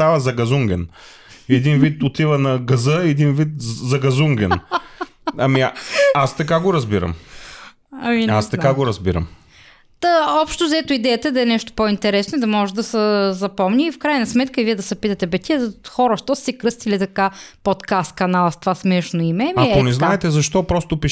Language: Bulgarian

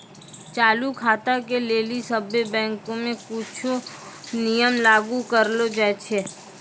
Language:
Maithili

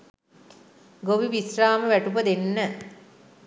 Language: Sinhala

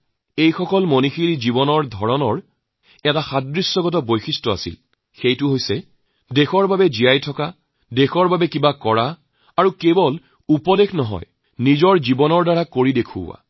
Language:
Assamese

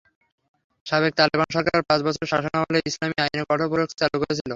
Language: Bangla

